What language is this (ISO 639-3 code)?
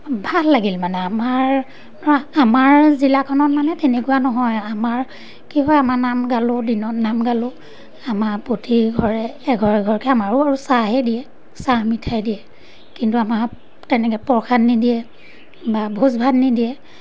asm